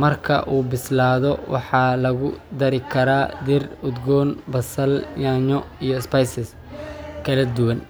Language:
Somali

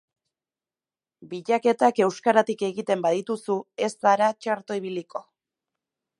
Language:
Basque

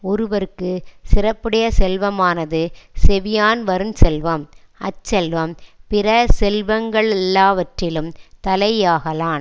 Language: Tamil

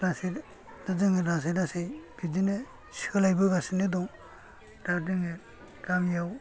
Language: Bodo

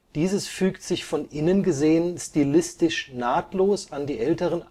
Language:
German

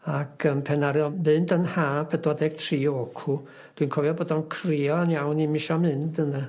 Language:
Welsh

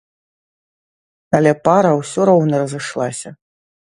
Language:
Belarusian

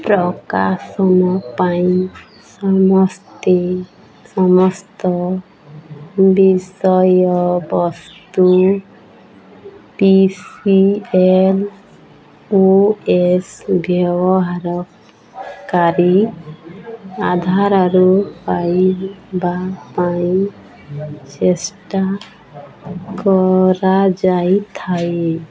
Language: Odia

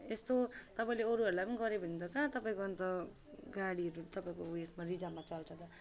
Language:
Nepali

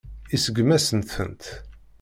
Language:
Kabyle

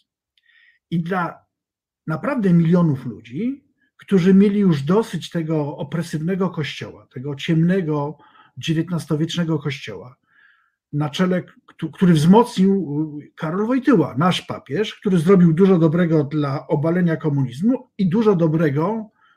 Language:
Polish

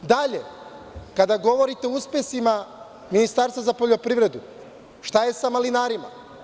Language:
Serbian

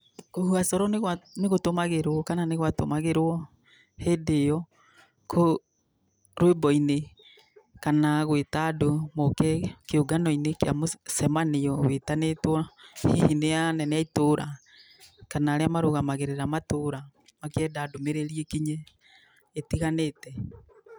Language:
Kikuyu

